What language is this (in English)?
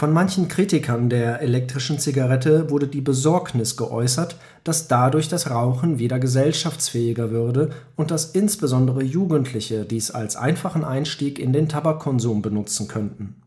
German